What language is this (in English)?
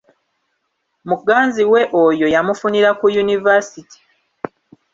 Ganda